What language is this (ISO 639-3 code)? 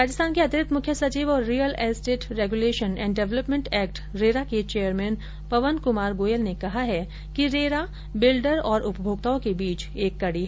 hin